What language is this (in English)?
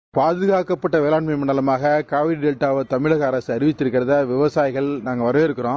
Tamil